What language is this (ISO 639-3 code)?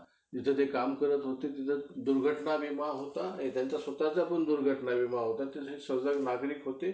mar